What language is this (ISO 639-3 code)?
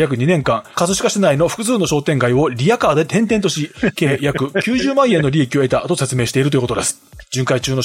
jpn